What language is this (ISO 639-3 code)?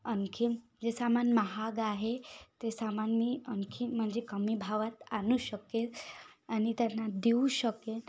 mar